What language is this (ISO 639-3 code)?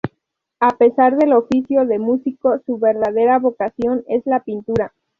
spa